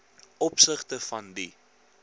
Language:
Afrikaans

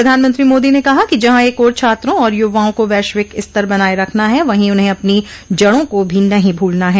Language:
Hindi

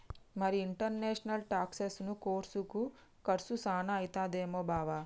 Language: Telugu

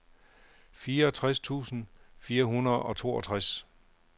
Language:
Danish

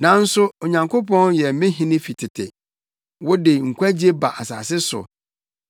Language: Akan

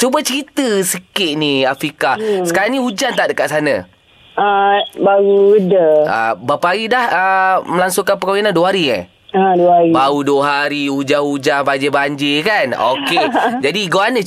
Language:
Malay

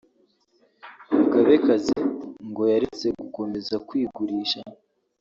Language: Kinyarwanda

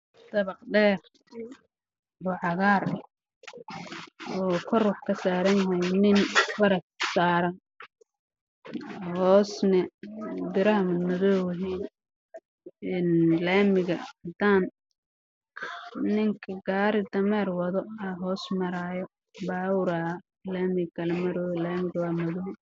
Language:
Somali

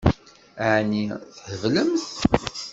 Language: Kabyle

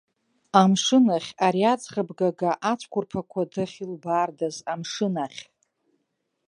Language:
Abkhazian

